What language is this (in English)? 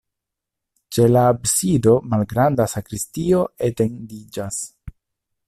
Esperanto